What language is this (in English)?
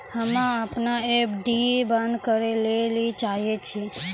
Maithili